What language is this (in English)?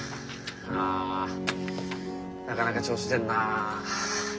Japanese